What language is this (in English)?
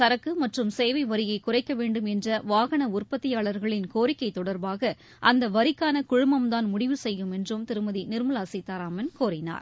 Tamil